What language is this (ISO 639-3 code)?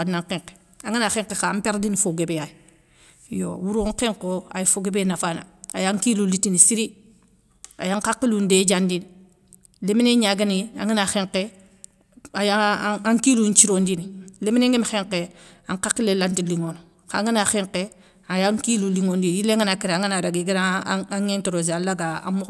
snk